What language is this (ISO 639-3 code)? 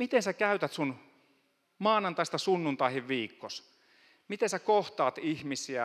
fin